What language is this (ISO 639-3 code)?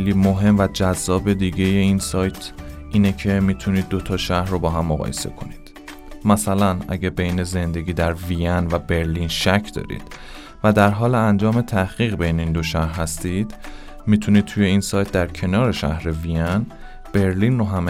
fas